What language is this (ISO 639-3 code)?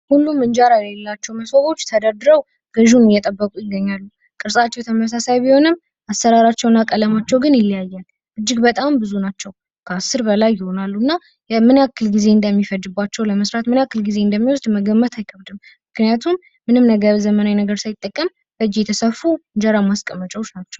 amh